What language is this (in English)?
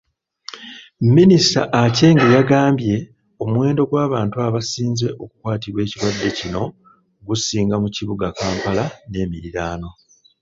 Ganda